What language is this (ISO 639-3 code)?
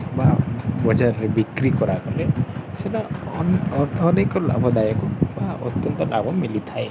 ori